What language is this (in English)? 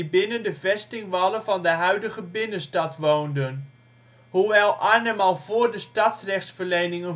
Dutch